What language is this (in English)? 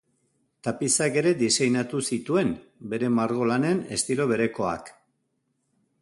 Basque